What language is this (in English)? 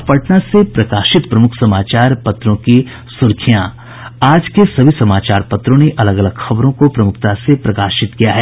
Hindi